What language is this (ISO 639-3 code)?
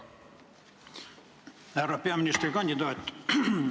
est